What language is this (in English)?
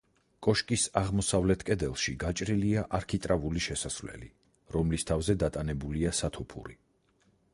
Georgian